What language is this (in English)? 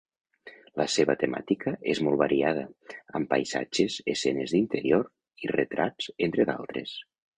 Catalan